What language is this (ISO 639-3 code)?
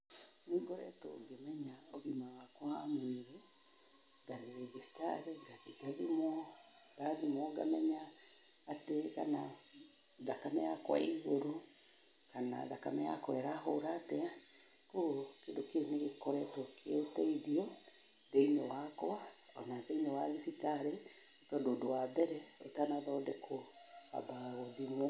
kik